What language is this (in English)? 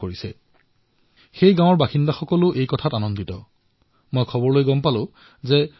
Assamese